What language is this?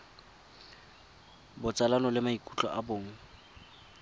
Tswana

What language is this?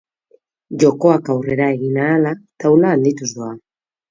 Basque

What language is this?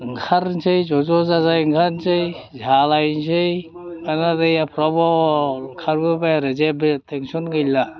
Bodo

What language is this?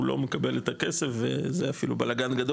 Hebrew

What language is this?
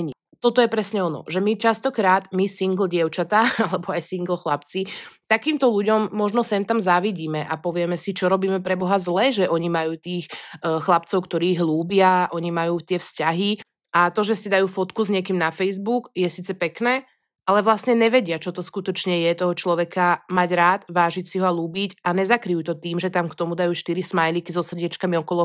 Slovak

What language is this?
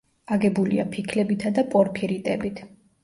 Georgian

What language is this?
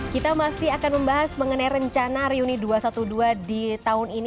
Indonesian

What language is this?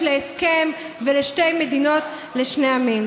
Hebrew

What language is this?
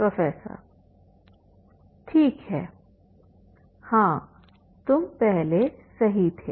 Hindi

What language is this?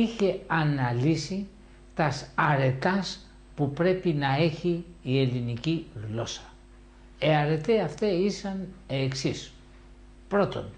Greek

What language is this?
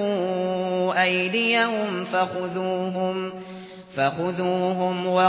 Arabic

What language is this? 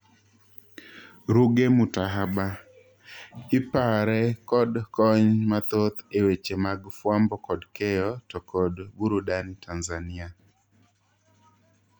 Luo (Kenya and Tanzania)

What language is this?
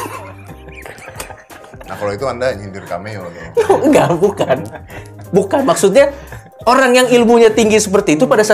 Indonesian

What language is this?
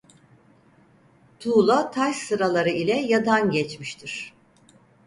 Turkish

